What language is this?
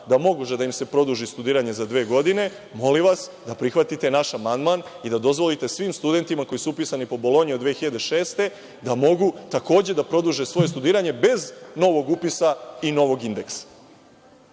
Serbian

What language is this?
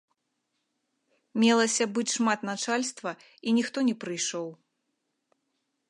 Belarusian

